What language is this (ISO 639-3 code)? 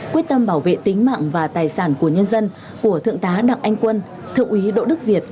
vie